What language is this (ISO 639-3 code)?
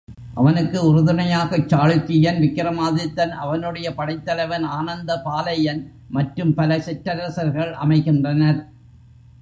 tam